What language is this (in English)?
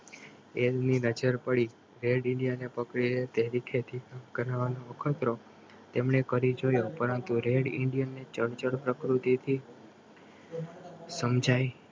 Gujarati